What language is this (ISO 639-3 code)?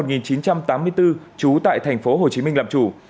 vie